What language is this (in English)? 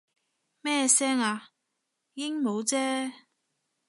Cantonese